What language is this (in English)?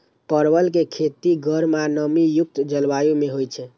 Maithili